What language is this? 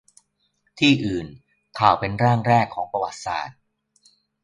Thai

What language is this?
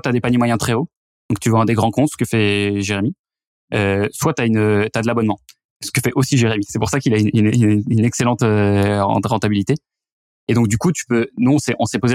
French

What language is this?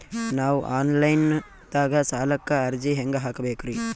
Kannada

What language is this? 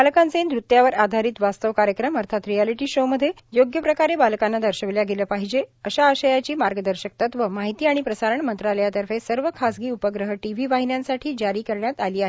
Marathi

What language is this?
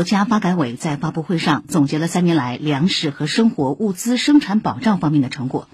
Chinese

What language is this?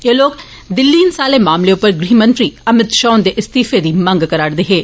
Dogri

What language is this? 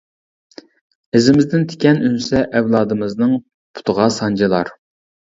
Uyghur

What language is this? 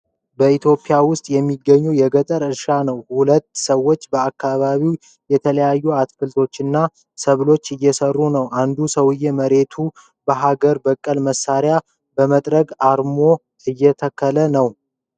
Amharic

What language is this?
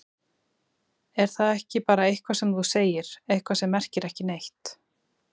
Icelandic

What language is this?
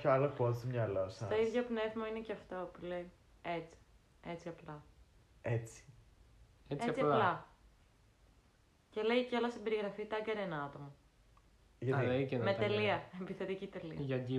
Greek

